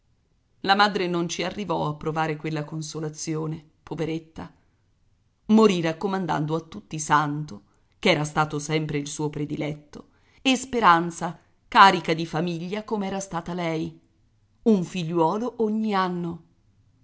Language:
Italian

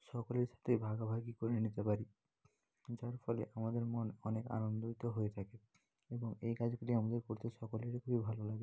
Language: Bangla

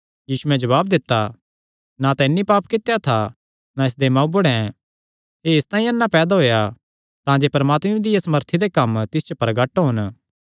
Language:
Kangri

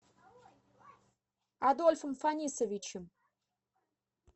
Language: Russian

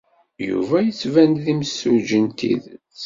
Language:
Kabyle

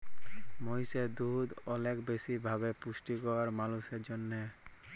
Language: Bangla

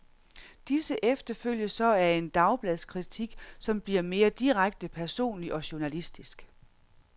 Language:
Danish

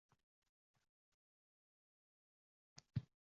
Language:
Uzbek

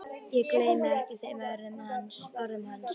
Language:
Icelandic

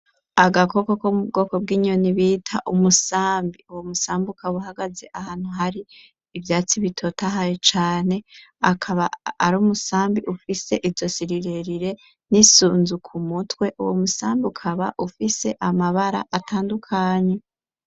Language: Rundi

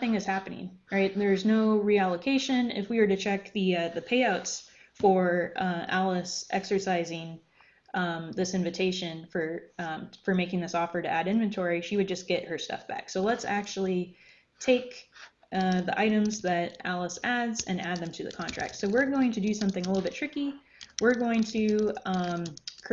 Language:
English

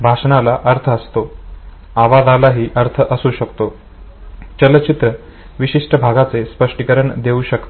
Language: Marathi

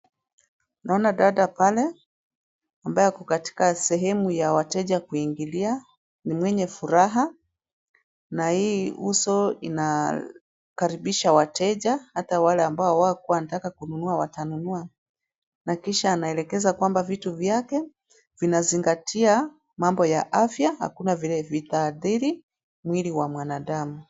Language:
Swahili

